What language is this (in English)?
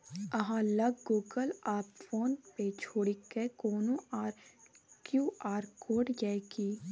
Maithili